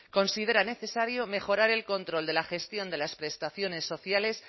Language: Spanish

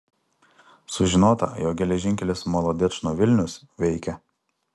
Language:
Lithuanian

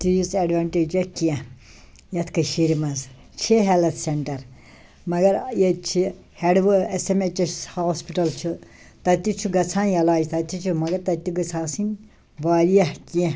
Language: Kashmiri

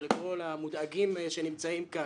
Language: Hebrew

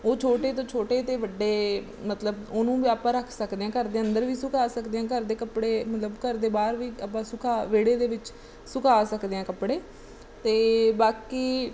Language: Punjabi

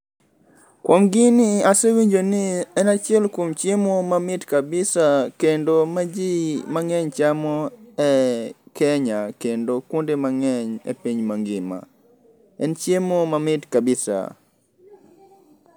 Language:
Luo (Kenya and Tanzania)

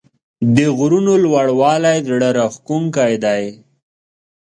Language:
Pashto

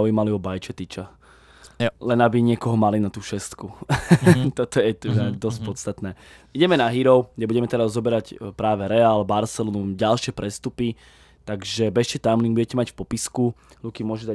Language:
Czech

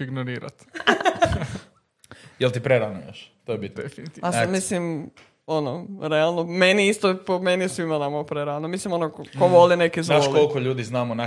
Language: Croatian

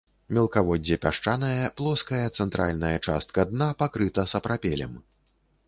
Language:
Belarusian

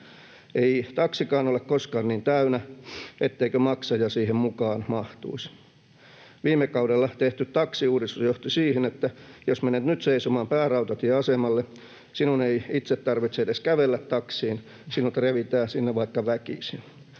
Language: Finnish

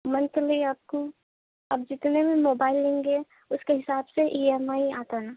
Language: Urdu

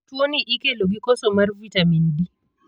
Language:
Luo (Kenya and Tanzania)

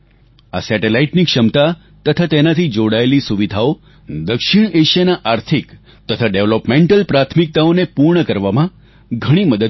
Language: Gujarati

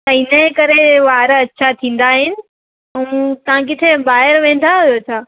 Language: Sindhi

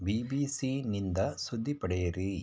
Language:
Kannada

